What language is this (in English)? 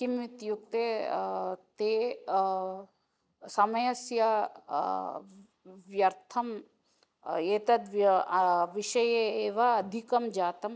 Sanskrit